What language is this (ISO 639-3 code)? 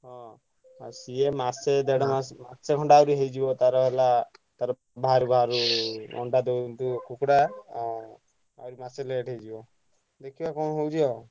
ori